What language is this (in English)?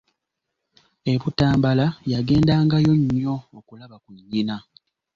Ganda